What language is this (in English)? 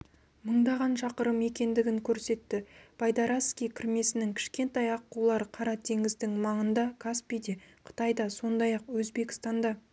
Kazakh